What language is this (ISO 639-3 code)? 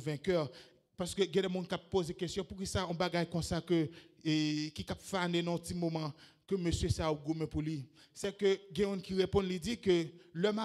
fra